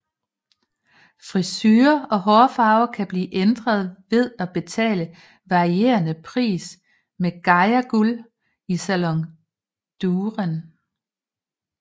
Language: Danish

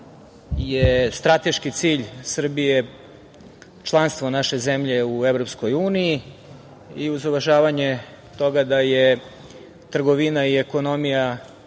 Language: Serbian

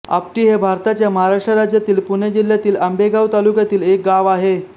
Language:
Marathi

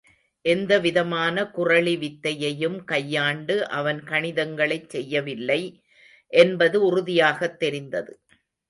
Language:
Tamil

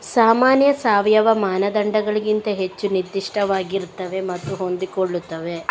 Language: Kannada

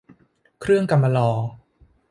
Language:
Thai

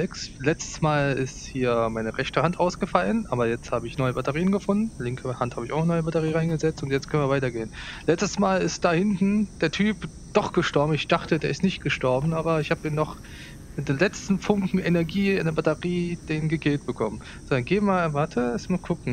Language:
German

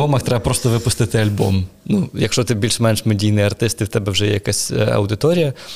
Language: Ukrainian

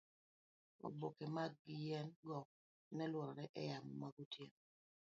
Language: Luo (Kenya and Tanzania)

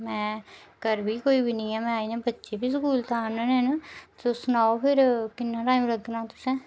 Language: Dogri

